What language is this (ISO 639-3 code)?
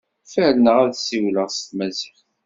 kab